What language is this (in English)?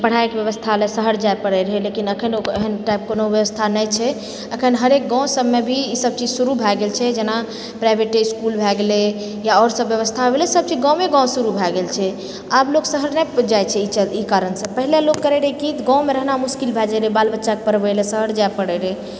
Maithili